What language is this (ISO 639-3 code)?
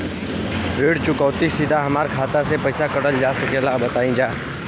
bho